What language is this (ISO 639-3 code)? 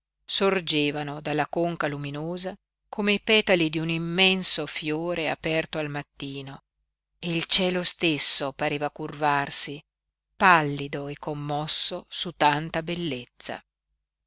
ita